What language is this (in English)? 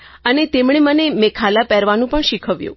Gujarati